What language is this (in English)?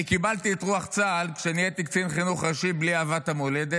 Hebrew